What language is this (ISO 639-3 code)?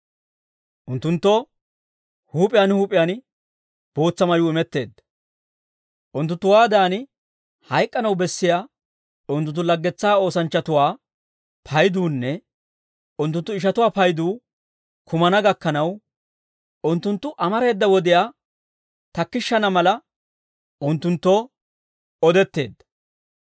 dwr